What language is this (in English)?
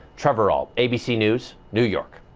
English